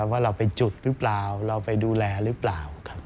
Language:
Thai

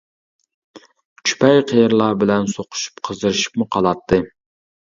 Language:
Uyghur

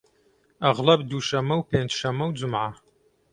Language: Central Kurdish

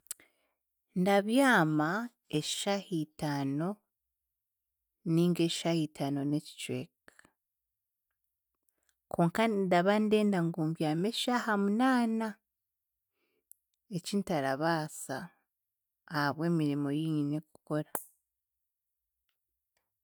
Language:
Chiga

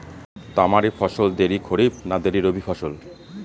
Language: Bangla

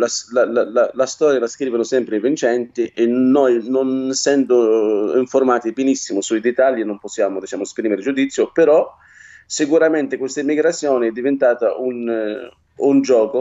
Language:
Italian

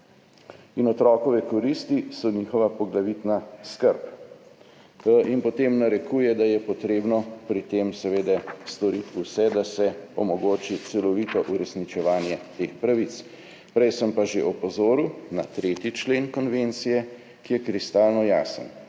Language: Slovenian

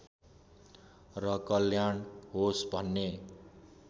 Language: Nepali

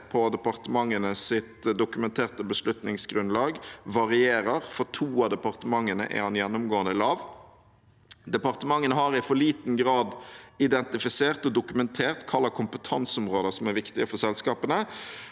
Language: Norwegian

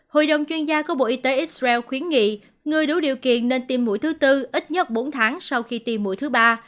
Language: Vietnamese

